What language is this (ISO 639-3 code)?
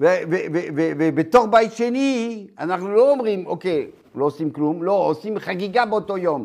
heb